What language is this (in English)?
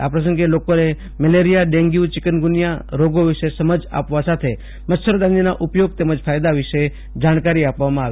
Gujarati